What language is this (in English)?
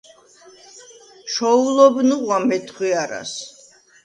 Svan